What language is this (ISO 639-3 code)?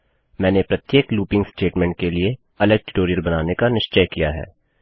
hin